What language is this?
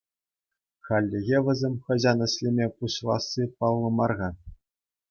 Chuvash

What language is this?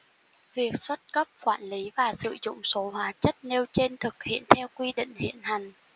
Vietnamese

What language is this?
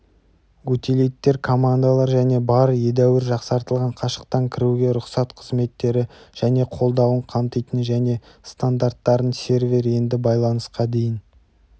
Kazakh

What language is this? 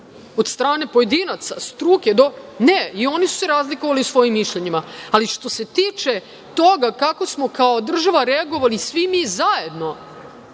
Serbian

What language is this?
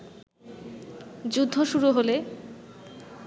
Bangla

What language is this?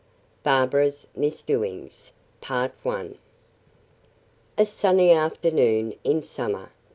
English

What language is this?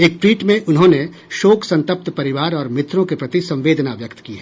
Hindi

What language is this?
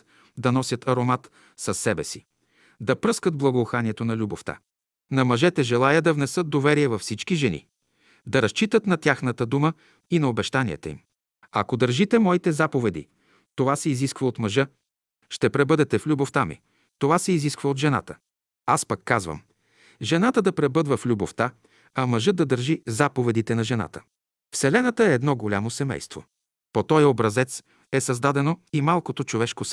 Bulgarian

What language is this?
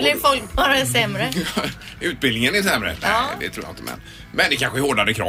Swedish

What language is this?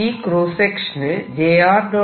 Malayalam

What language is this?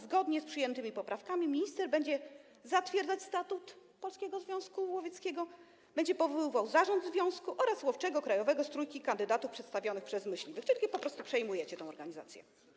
Polish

